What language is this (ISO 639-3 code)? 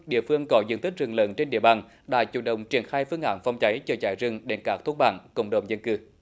vie